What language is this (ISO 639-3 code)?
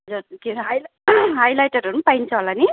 nep